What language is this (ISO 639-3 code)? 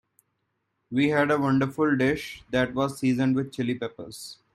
eng